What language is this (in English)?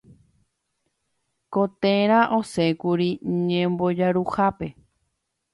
Guarani